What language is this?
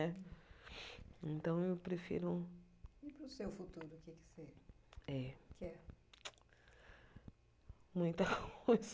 Portuguese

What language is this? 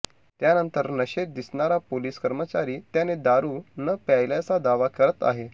Marathi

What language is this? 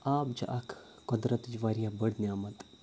Kashmiri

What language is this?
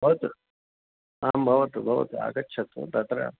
Sanskrit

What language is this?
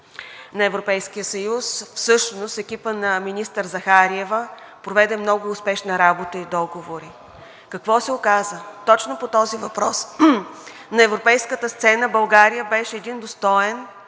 Bulgarian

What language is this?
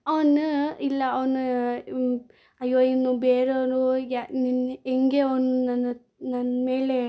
Kannada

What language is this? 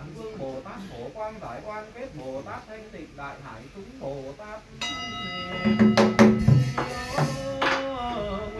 Vietnamese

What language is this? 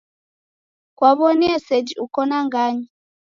Taita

